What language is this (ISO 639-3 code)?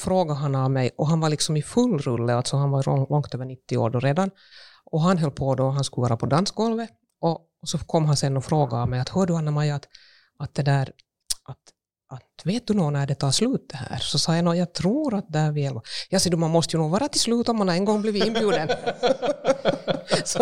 swe